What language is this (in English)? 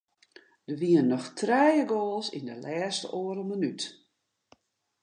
Western Frisian